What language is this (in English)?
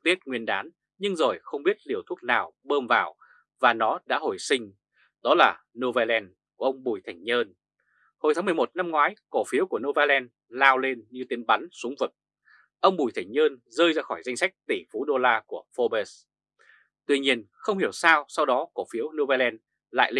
Vietnamese